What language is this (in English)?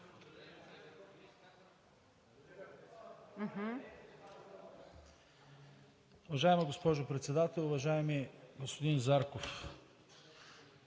Bulgarian